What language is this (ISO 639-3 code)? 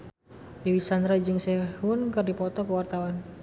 sun